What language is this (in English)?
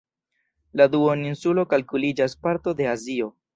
Esperanto